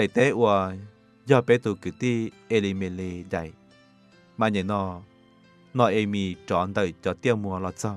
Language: Thai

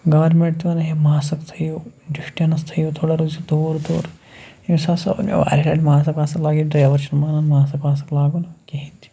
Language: Kashmiri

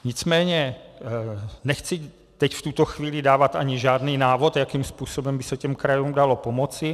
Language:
Czech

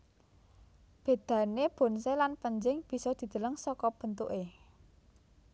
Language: Javanese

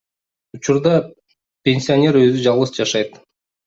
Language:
Kyrgyz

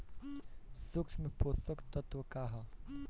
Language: Bhojpuri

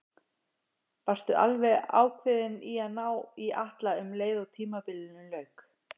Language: Icelandic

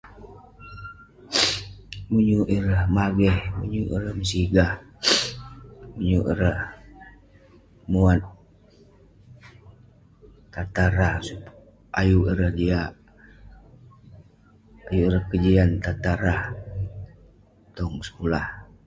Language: Western Penan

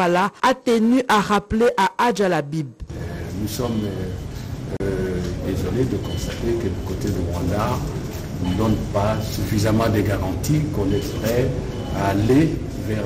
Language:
French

